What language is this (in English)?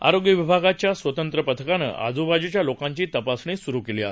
Marathi